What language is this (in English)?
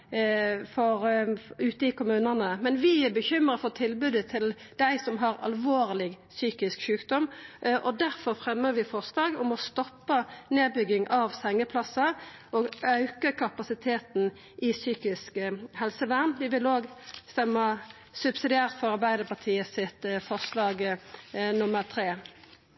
Norwegian Nynorsk